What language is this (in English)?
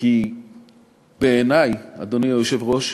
Hebrew